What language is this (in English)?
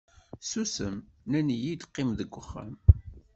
Kabyle